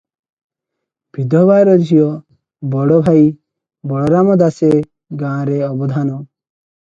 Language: Odia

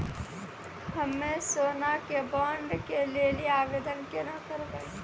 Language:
Maithili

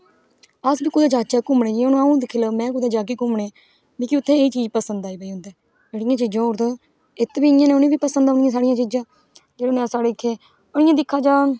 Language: Dogri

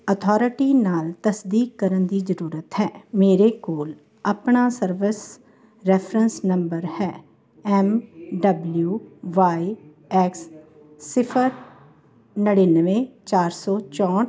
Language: Punjabi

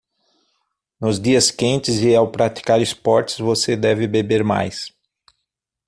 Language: Portuguese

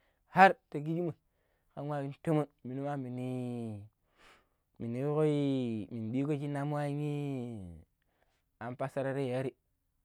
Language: Pero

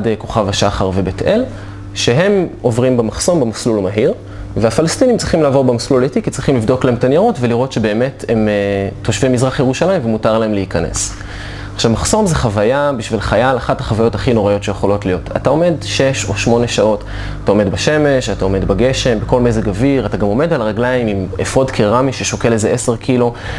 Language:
Hebrew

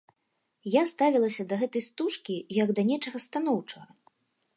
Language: Belarusian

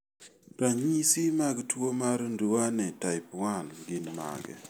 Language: Luo (Kenya and Tanzania)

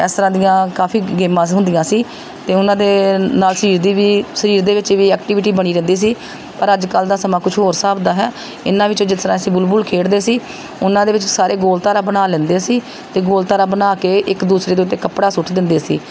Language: Punjabi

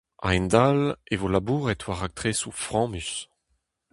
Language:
Breton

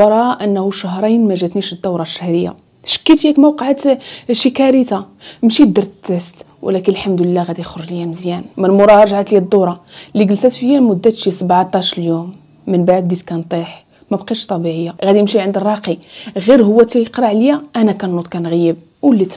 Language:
Arabic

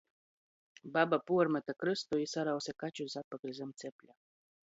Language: Latgalian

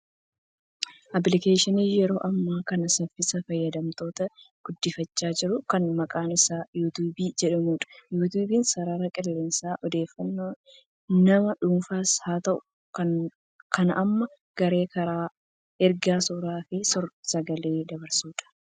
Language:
Oromo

